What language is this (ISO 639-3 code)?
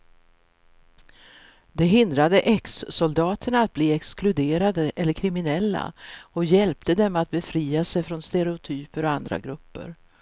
swe